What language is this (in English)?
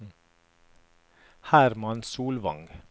Norwegian